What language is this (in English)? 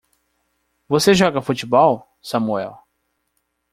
Portuguese